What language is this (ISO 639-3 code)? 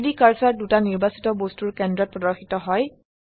asm